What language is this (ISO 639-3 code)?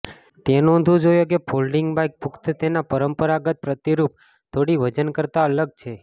guj